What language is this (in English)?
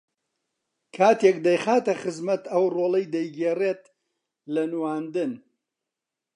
Central Kurdish